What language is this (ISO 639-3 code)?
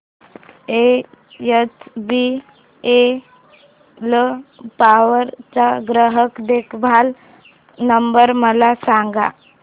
mar